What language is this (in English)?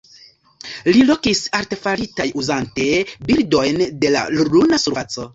Esperanto